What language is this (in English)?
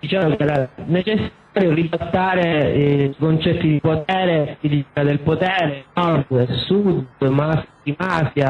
Italian